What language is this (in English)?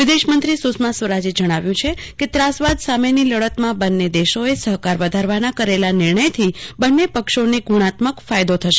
Gujarati